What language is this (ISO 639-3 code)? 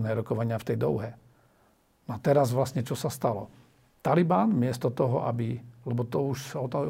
slk